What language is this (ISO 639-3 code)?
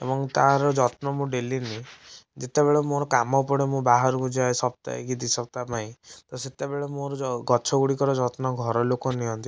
ori